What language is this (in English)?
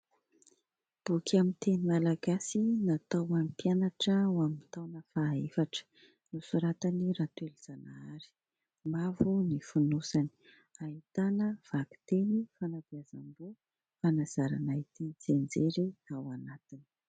Malagasy